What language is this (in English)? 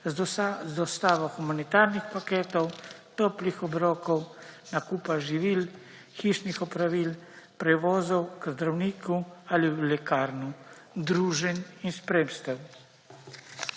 Slovenian